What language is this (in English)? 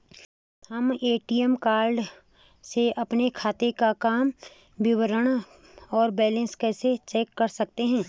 Hindi